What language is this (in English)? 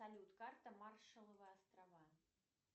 Russian